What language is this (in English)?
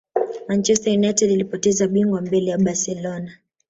Swahili